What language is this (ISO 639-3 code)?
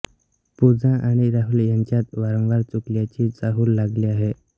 mar